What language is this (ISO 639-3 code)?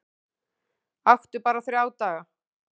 isl